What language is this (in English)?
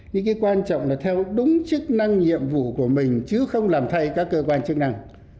Vietnamese